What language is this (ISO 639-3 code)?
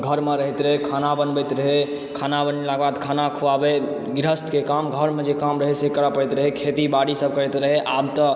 mai